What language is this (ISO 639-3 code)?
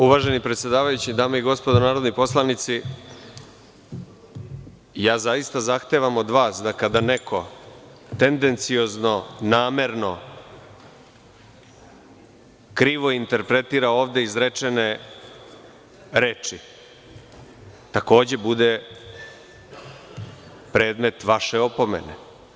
srp